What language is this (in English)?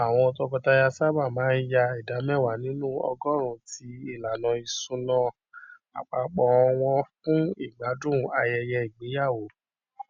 Yoruba